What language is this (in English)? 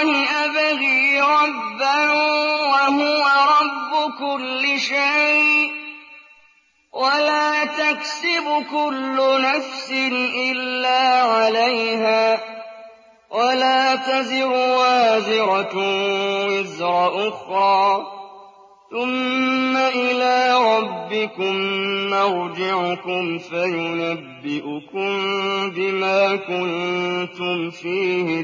Arabic